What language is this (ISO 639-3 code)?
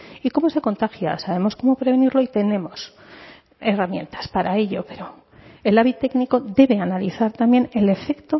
spa